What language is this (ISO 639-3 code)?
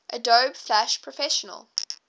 eng